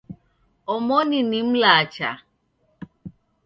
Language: Taita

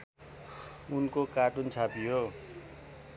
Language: Nepali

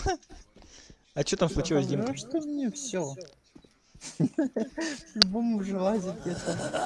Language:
Russian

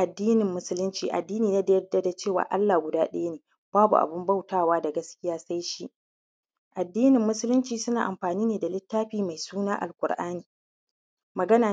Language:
Hausa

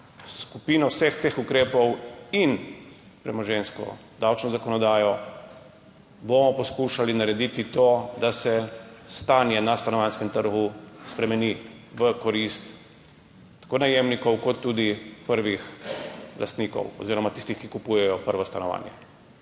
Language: Slovenian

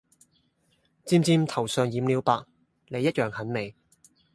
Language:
Cantonese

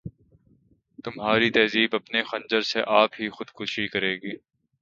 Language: Urdu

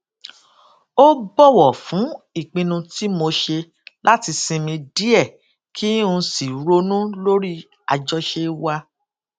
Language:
Yoruba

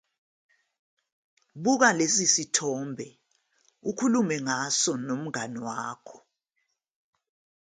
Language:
Zulu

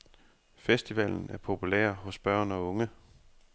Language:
Danish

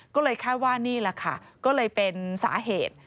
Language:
Thai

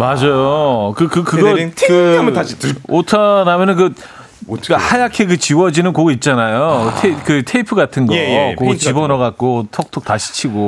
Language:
Korean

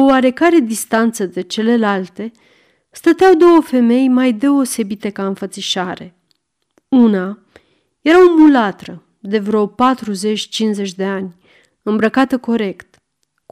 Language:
Romanian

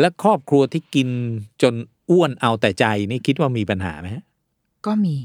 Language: Thai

